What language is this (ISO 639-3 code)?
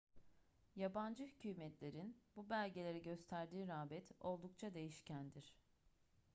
tur